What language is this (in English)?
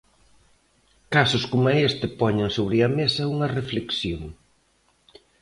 Galician